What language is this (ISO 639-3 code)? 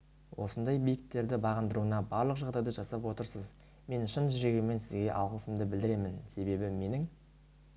kaz